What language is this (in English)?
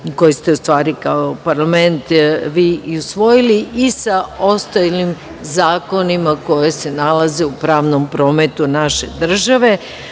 Serbian